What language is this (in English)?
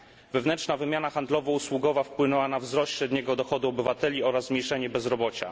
Polish